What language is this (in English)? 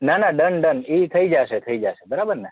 Gujarati